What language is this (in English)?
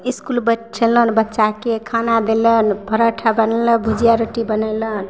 Maithili